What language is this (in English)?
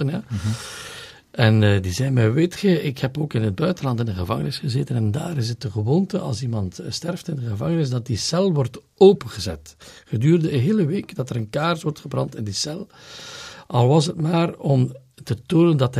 Dutch